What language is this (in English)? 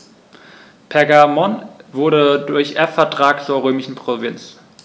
German